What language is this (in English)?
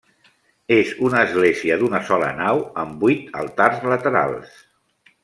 Catalan